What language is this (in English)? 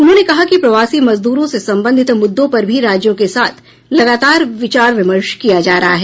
Hindi